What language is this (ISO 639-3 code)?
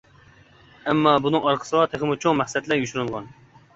uig